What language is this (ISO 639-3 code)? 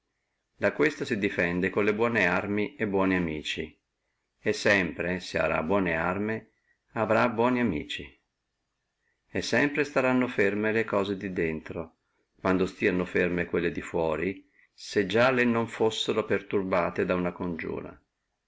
ita